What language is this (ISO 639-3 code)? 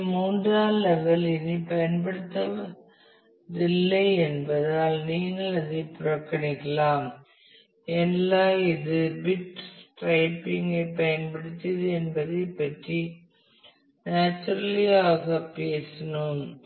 tam